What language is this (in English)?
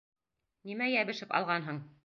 Bashkir